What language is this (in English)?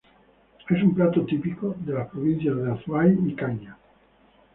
Spanish